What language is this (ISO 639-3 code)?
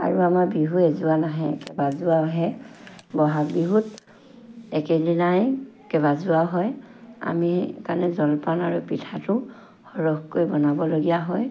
asm